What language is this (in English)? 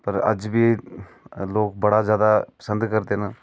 Dogri